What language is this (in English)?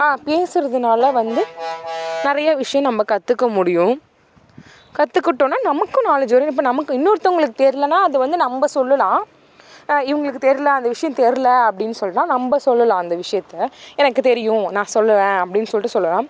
Tamil